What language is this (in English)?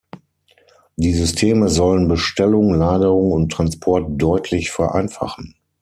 German